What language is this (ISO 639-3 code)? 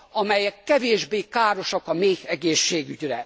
hun